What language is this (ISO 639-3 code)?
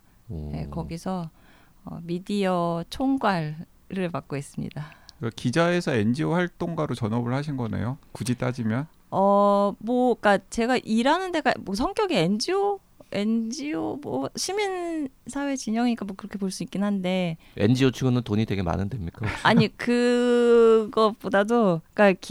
kor